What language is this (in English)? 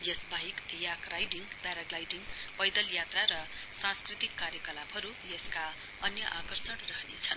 Nepali